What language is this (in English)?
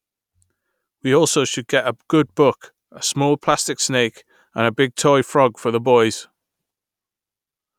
English